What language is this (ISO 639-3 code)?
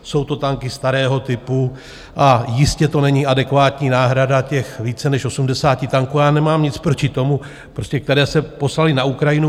ces